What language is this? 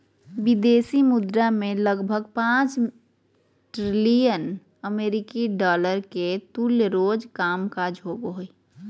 Magahi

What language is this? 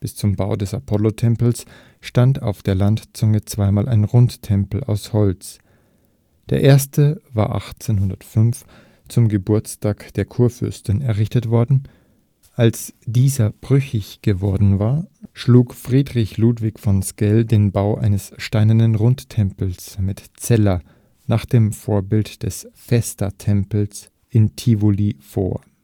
German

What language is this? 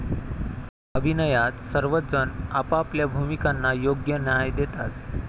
Marathi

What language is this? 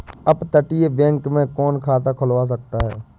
Hindi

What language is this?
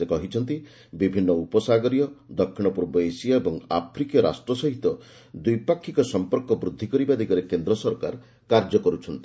Odia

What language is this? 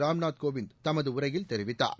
Tamil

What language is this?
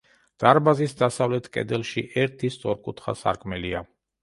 Georgian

